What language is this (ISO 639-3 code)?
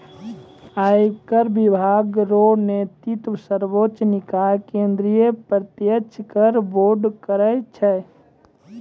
mai